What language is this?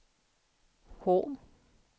Swedish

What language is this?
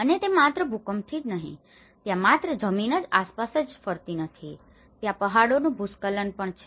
Gujarati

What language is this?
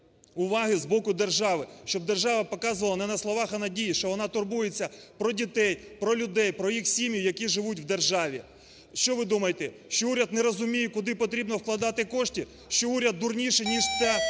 Ukrainian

